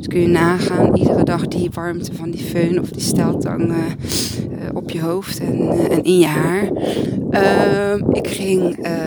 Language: Dutch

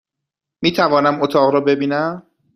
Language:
Persian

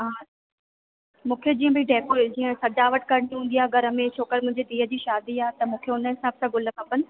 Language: Sindhi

